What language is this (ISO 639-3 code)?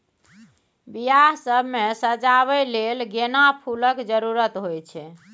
mai